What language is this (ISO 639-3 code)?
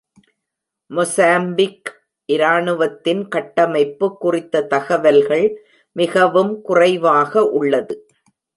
tam